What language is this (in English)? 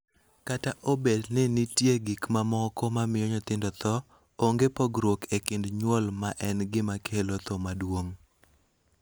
Luo (Kenya and Tanzania)